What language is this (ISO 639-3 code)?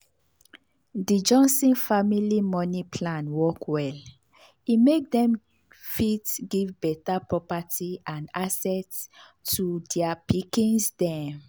pcm